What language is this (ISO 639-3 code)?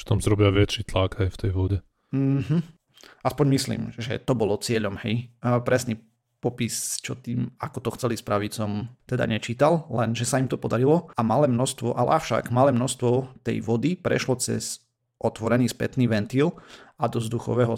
slk